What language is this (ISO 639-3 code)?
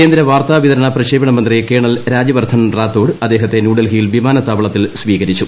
mal